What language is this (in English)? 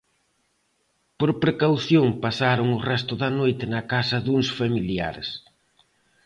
Galician